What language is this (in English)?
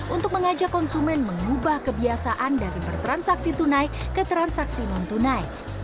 Indonesian